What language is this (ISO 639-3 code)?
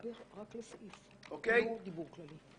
heb